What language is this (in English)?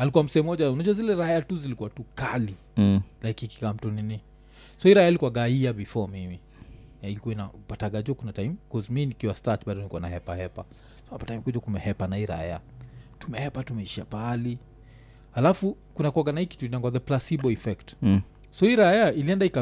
Swahili